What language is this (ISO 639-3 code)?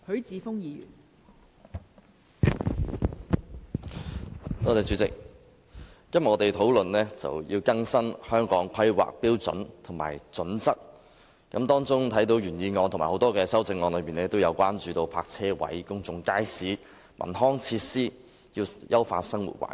yue